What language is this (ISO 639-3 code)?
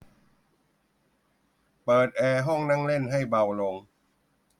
tha